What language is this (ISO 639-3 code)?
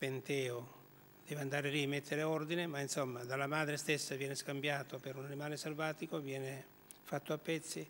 ita